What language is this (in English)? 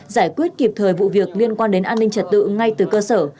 Vietnamese